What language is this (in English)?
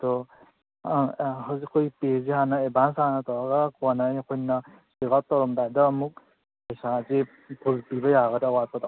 Manipuri